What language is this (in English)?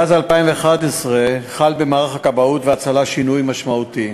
Hebrew